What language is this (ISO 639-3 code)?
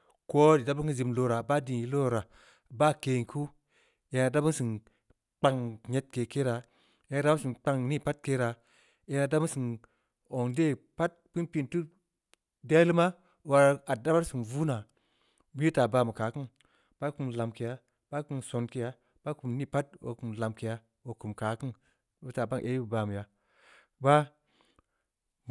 ndi